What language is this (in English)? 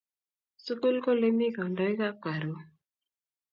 Kalenjin